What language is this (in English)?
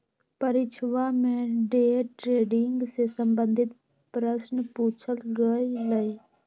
Magahi